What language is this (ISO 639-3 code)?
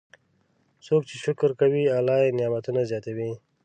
pus